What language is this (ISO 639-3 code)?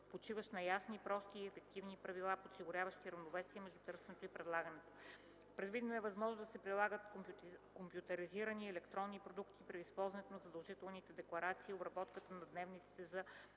bul